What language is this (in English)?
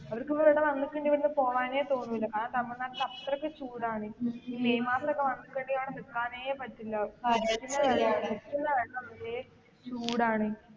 Malayalam